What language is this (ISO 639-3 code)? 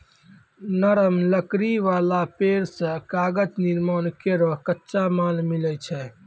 mai